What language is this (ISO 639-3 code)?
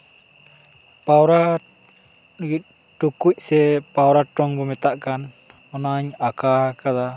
sat